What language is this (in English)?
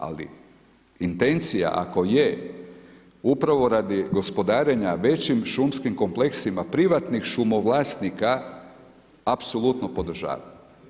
Croatian